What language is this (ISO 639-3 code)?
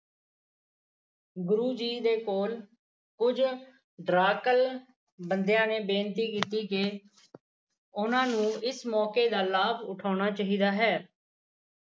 pan